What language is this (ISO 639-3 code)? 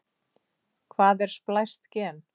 isl